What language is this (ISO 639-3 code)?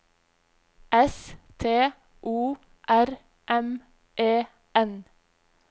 nor